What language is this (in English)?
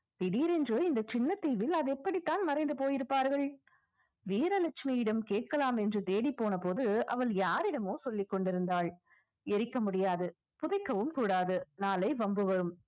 Tamil